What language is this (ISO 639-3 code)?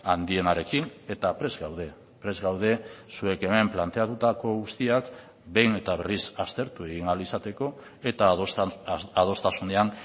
eus